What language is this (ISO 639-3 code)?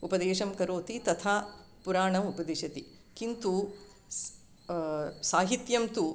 san